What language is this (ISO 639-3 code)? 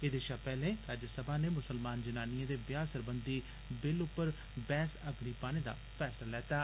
doi